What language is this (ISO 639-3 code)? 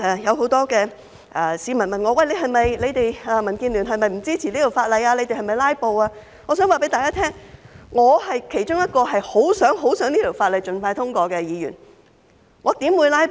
yue